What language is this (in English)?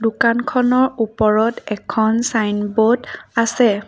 Assamese